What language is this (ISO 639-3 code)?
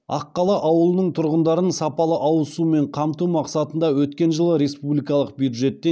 kaz